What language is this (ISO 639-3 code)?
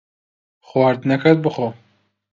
ckb